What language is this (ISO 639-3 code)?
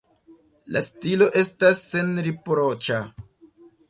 epo